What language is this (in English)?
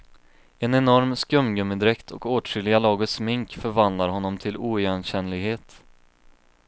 Swedish